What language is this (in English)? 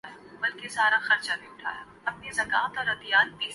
Urdu